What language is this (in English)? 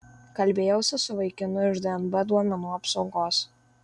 Lithuanian